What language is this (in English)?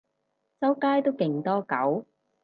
Cantonese